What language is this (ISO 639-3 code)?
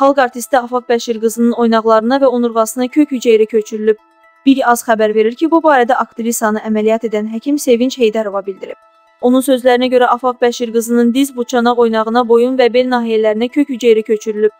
tur